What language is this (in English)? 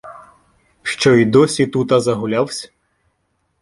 Ukrainian